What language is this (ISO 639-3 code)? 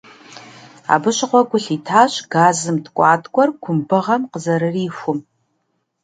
kbd